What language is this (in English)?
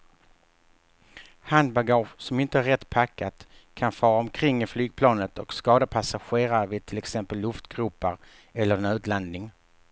Swedish